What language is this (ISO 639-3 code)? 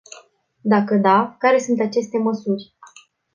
ron